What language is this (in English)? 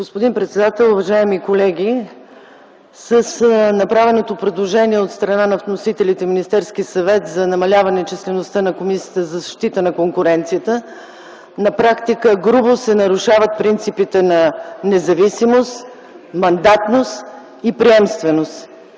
Bulgarian